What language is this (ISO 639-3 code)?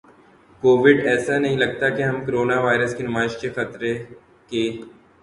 urd